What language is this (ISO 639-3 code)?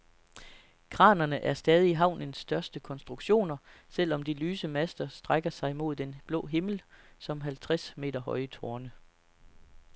dan